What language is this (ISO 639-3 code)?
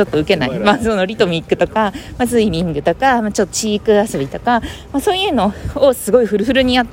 jpn